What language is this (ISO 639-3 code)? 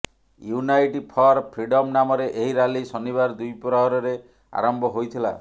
ori